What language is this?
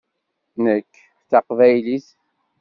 Kabyle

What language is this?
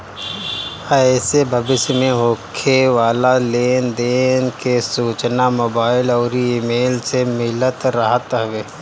Bhojpuri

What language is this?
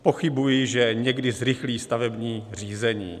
Czech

